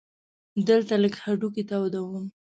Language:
Pashto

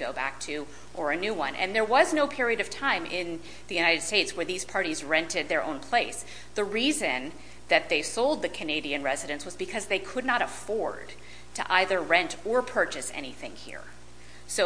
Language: English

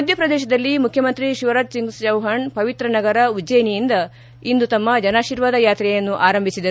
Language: Kannada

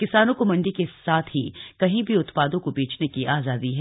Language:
Hindi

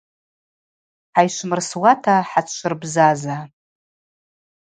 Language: Abaza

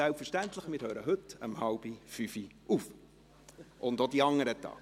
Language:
Swiss German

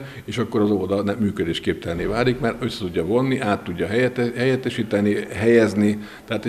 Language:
Hungarian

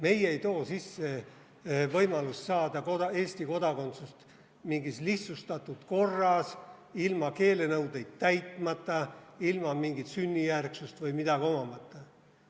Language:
Estonian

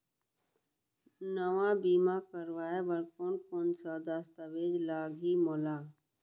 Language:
Chhattisgarhi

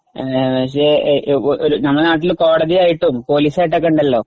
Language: Malayalam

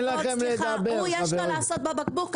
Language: Hebrew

